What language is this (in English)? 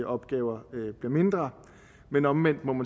Danish